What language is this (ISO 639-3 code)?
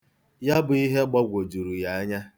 ibo